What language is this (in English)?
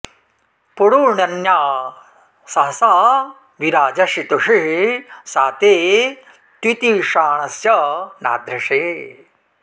Sanskrit